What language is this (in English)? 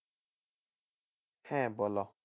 Bangla